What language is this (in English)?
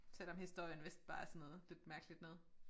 Danish